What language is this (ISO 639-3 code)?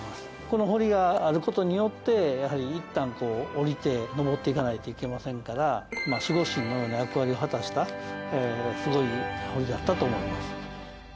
jpn